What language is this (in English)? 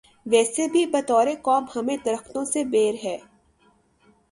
Urdu